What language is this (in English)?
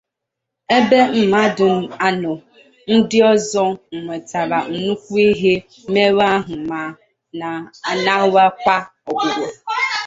Igbo